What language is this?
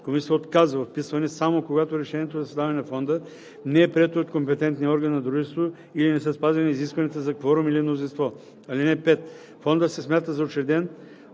Bulgarian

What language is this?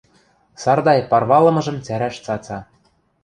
Western Mari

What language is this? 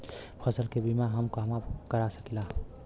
Bhojpuri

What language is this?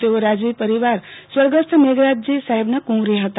Gujarati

